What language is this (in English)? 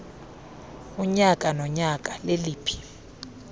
Xhosa